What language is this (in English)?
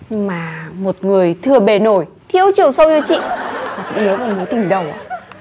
Vietnamese